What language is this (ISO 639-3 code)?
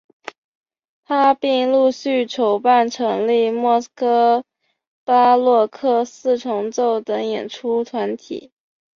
zho